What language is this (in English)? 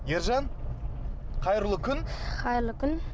Kazakh